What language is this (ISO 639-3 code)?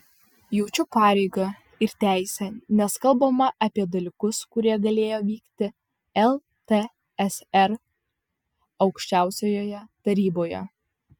lit